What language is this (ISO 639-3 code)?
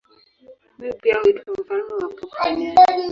swa